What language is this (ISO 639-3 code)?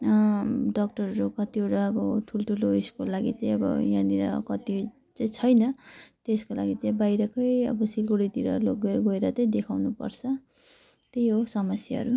nep